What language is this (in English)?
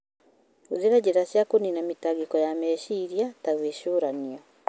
Kikuyu